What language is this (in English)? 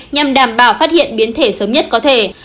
Vietnamese